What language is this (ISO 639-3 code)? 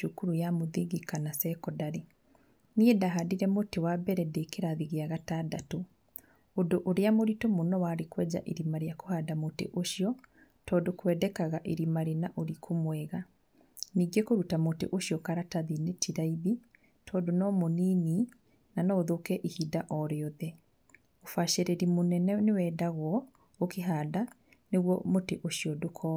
kik